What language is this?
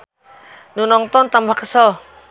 Sundanese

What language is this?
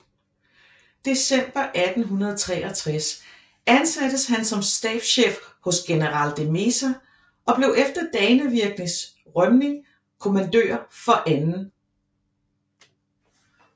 Danish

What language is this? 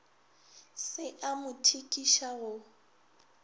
Northern Sotho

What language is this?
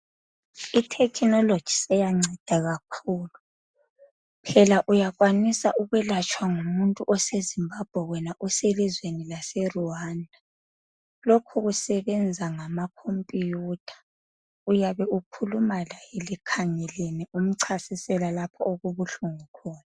North Ndebele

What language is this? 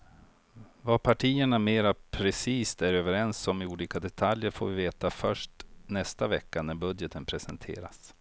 Swedish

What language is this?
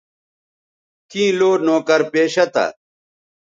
Bateri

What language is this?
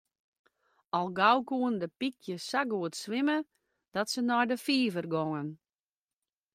Western Frisian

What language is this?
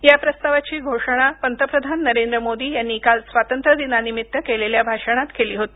Marathi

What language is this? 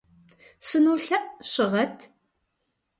Kabardian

